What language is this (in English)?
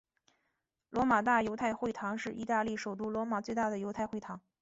Chinese